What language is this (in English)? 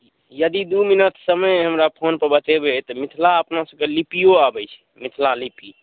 Maithili